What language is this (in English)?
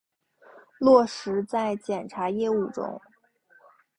Chinese